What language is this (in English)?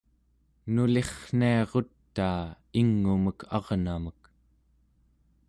Central Yupik